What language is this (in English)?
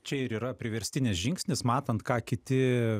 Lithuanian